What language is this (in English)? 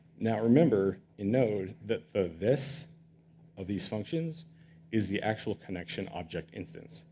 English